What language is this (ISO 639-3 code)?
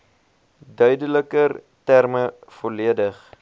afr